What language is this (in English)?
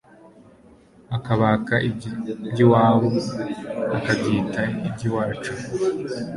Kinyarwanda